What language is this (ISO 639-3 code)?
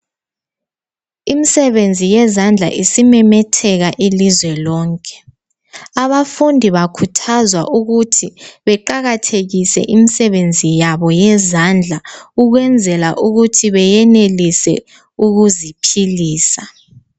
nde